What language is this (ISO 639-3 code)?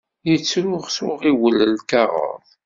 kab